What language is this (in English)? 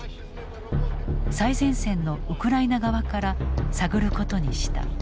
Japanese